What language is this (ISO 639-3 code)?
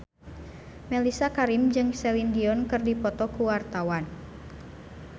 sun